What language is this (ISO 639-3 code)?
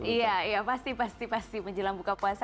ind